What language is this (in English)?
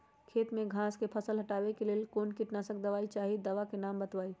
Magahi